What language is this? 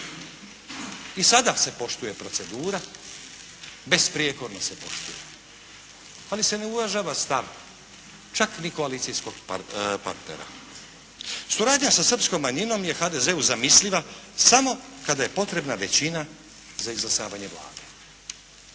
Croatian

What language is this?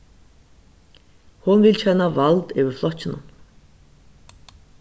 Faroese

